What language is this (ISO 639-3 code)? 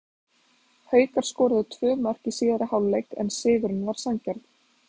isl